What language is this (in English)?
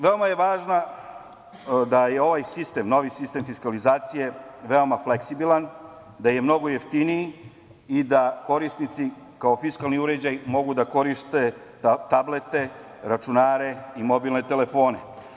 Serbian